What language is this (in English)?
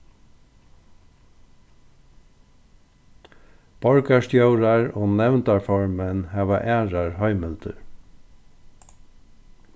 Faroese